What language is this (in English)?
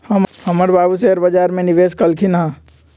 Magahi